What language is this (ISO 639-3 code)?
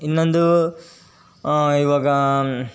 kan